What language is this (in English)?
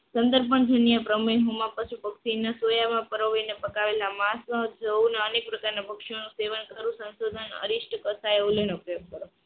Gujarati